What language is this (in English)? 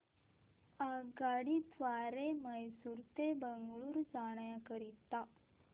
Marathi